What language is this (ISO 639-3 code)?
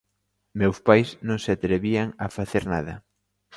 glg